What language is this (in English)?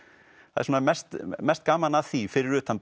Icelandic